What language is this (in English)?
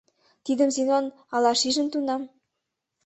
Mari